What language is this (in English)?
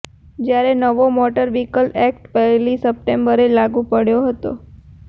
Gujarati